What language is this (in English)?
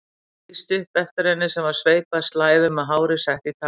Icelandic